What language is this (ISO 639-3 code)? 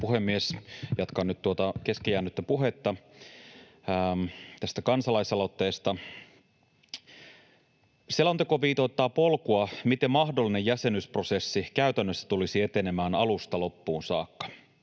fin